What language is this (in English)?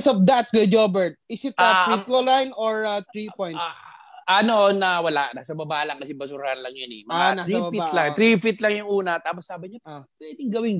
Filipino